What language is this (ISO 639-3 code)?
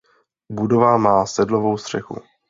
ces